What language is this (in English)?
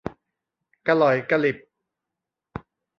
Thai